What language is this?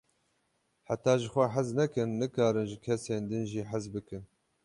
Kurdish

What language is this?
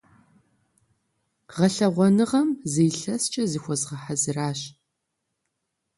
Kabardian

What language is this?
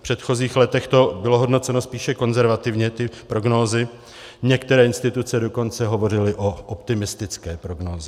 Czech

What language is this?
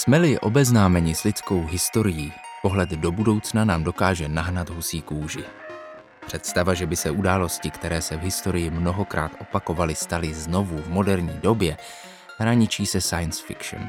Czech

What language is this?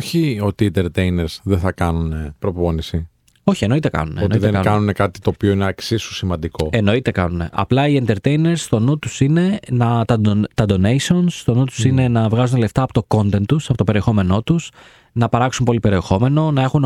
Greek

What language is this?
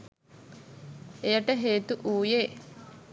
Sinhala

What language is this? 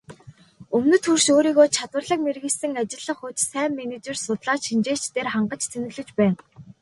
Mongolian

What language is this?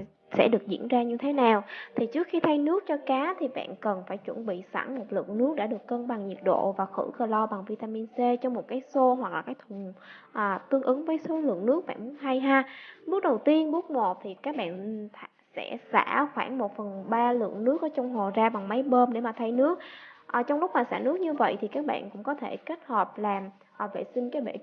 Vietnamese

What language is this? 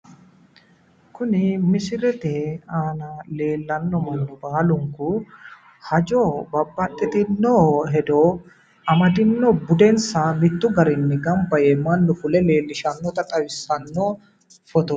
Sidamo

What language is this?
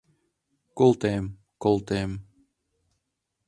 Mari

